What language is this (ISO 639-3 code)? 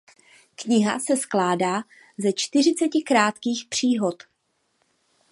ces